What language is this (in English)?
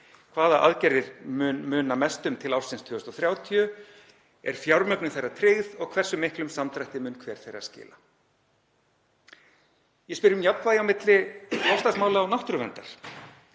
Icelandic